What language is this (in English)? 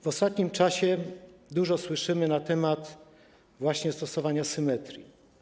Polish